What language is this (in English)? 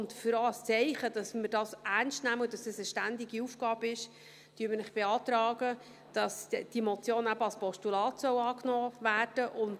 Swiss German